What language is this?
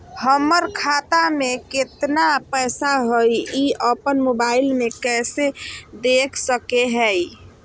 Magahi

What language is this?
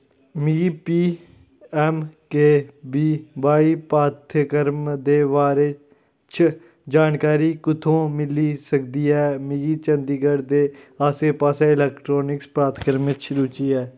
Dogri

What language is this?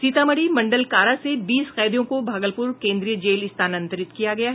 Hindi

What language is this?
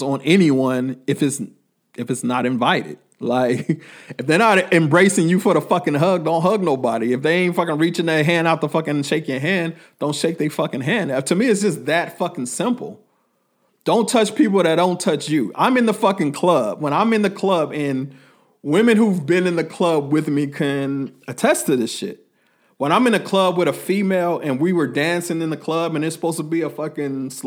English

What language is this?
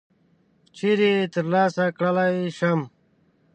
Pashto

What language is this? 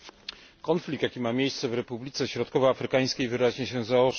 Polish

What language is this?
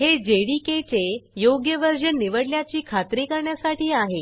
Marathi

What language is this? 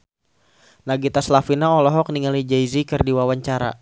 Sundanese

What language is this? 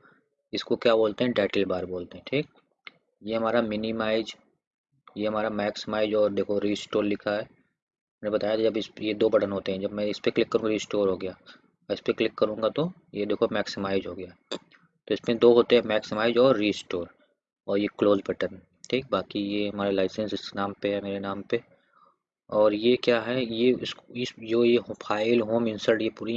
Hindi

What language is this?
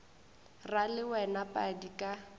Northern Sotho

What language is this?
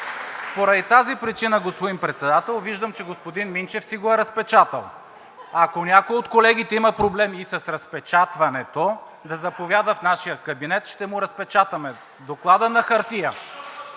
Bulgarian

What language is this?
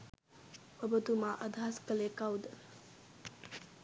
Sinhala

